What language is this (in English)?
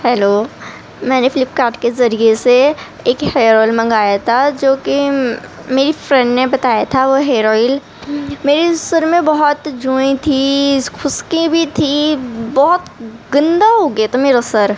Urdu